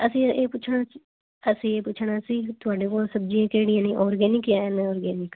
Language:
Punjabi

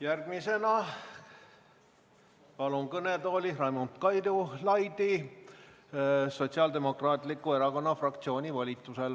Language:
Estonian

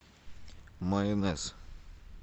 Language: Russian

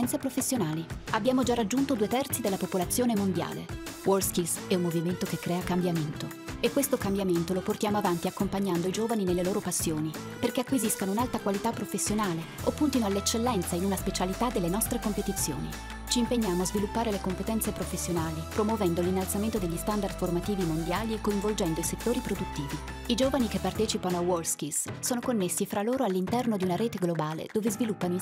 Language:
Italian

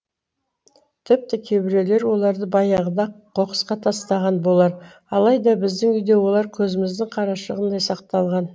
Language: Kazakh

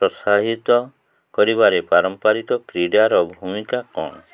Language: Odia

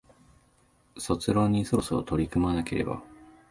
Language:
Japanese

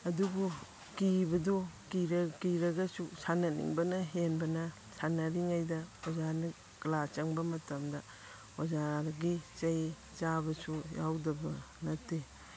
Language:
Manipuri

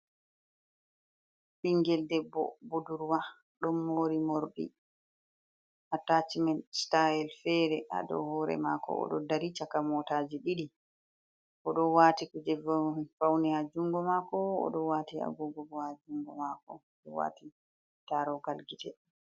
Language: Fula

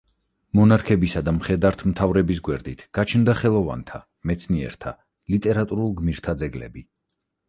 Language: Georgian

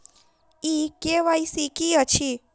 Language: Maithili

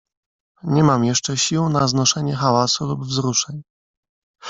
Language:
Polish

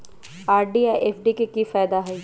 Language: Magahi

